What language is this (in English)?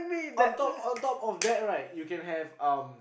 English